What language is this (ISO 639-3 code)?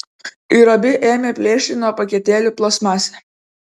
lit